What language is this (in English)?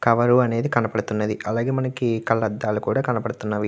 Telugu